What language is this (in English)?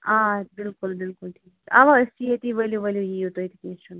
Kashmiri